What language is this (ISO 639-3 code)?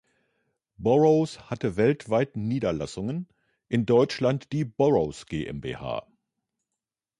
deu